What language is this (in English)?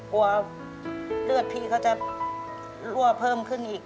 Thai